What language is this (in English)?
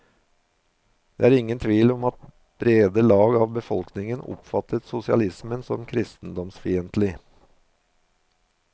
Norwegian